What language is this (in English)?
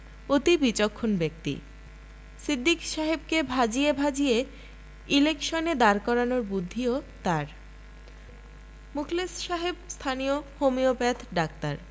Bangla